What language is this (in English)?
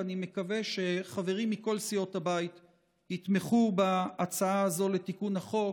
Hebrew